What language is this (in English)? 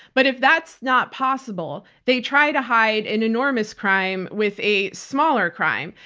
English